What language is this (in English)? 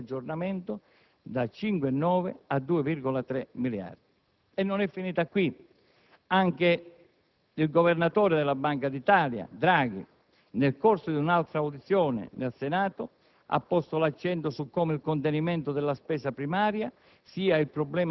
Italian